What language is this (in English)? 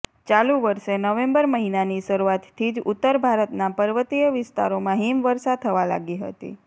Gujarati